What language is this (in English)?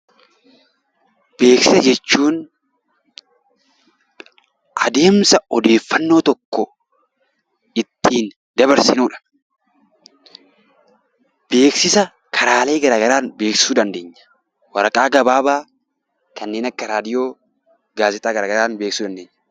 Oromo